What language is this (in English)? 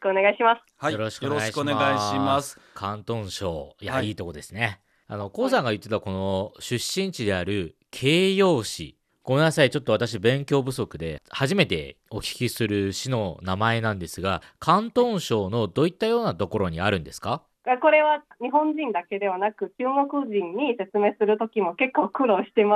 Japanese